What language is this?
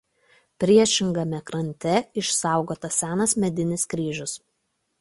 Lithuanian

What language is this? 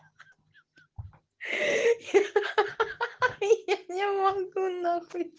Russian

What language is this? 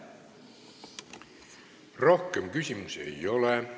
Estonian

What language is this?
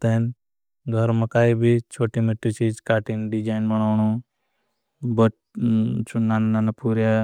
Bhili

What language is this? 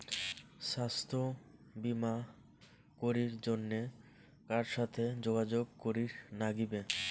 Bangla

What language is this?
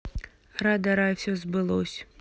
Russian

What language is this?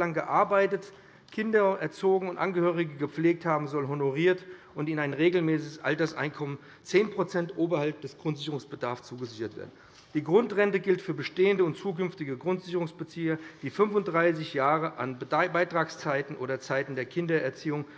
German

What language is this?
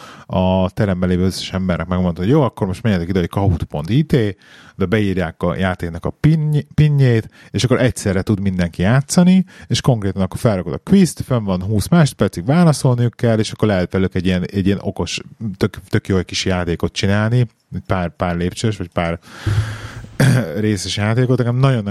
Hungarian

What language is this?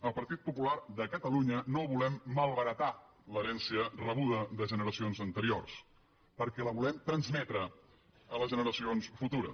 Catalan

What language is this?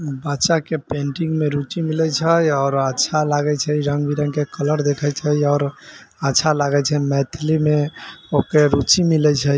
Maithili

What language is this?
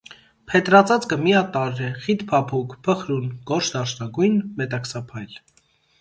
Armenian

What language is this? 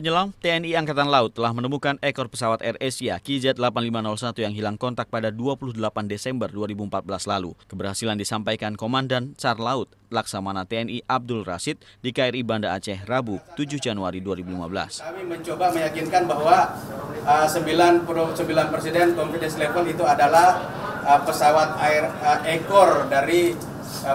Indonesian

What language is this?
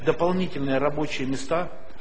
Russian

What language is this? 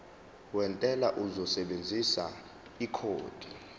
Zulu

